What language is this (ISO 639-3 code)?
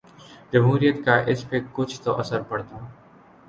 urd